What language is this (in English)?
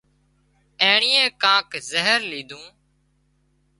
Wadiyara Koli